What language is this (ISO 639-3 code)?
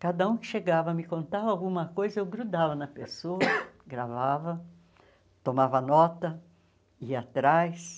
por